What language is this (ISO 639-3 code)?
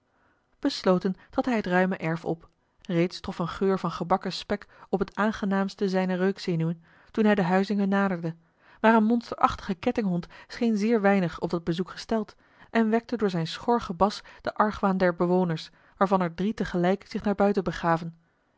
nld